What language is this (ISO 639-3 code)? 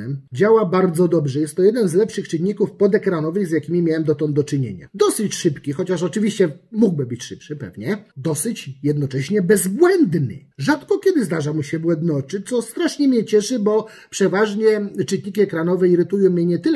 pol